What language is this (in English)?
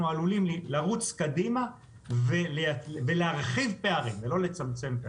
Hebrew